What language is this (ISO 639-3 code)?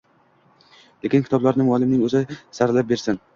uzb